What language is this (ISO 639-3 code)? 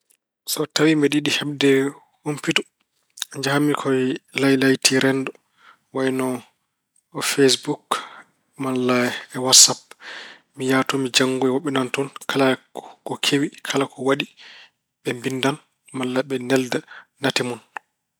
ful